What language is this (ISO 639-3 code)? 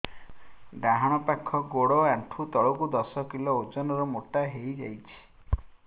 ori